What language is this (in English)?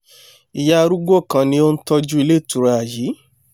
Yoruba